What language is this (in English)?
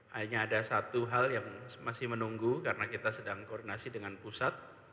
Indonesian